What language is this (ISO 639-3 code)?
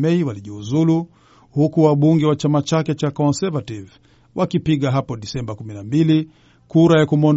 swa